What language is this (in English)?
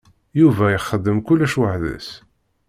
Kabyle